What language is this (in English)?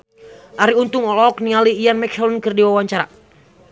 Sundanese